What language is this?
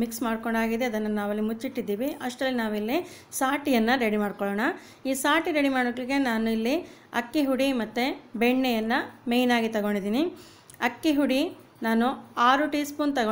Hindi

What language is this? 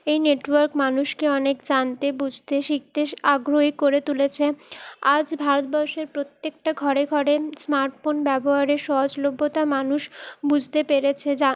Bangla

